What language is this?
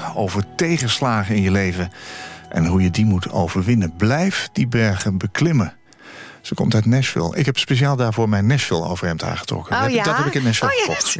Dutch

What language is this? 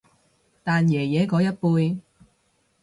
Cantonese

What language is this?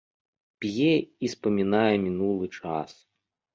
Belarusian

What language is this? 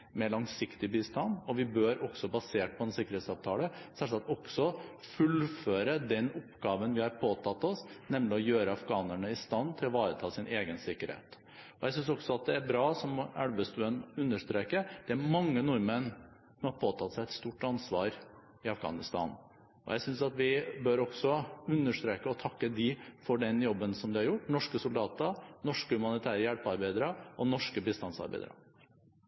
Norwegian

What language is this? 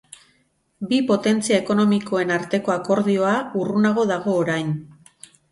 Basque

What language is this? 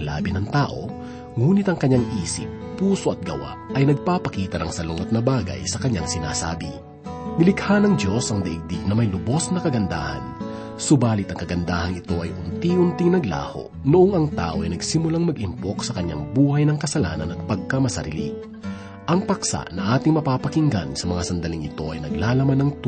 Filipino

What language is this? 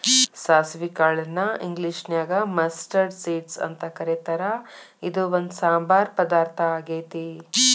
Kannada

